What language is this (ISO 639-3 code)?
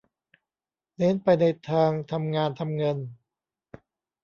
tha